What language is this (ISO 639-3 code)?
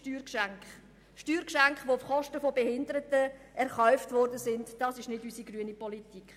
gsw